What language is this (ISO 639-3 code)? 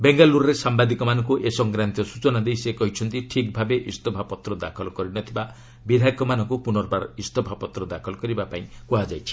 ori